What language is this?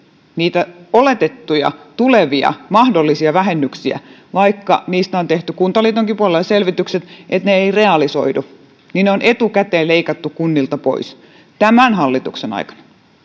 Finnish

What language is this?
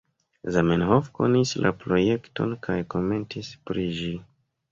Esperanto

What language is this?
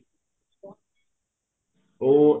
Punjabi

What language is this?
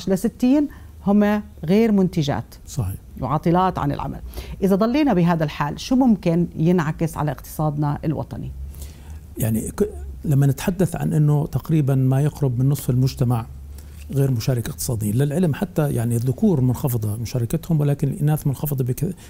Arabic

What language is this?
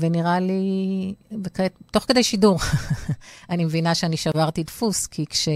Hebrew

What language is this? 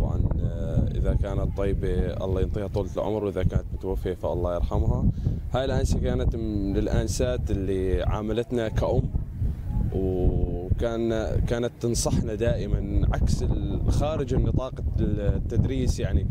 Arabic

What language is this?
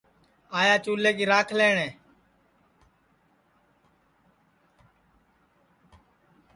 Sansi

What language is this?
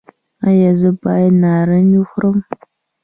Pashto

